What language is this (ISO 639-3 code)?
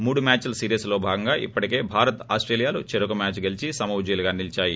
tel